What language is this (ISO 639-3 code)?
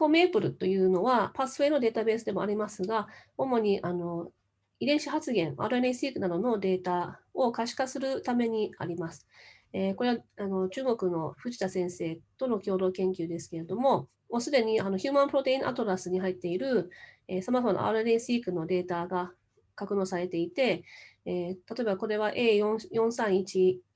jpn